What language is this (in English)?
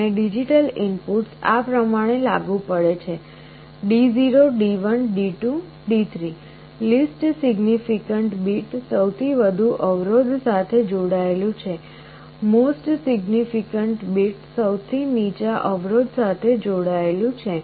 Gujarati